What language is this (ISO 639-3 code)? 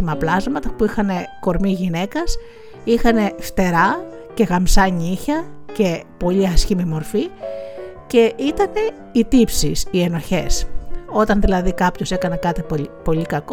ell